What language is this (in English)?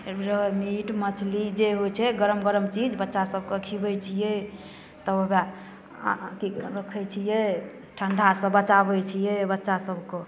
Maithili